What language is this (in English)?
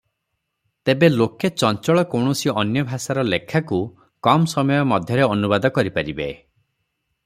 Odia